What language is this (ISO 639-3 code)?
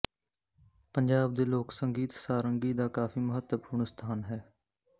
pan